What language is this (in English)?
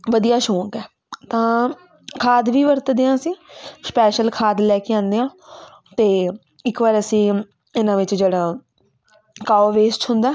Punjabi